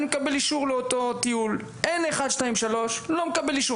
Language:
Hebrew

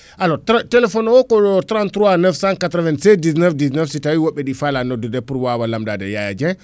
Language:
Fula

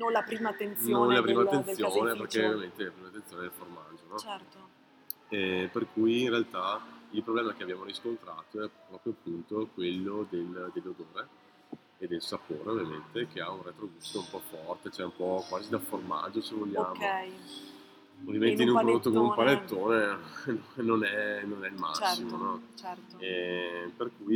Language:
Italian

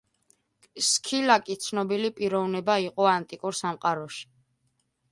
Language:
Georgian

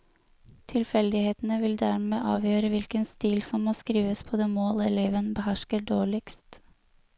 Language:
Norwegian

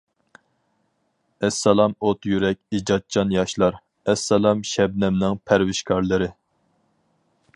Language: Uyghur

